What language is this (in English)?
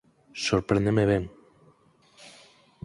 Galician